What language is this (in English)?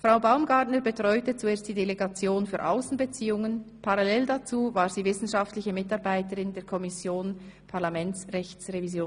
Swiss German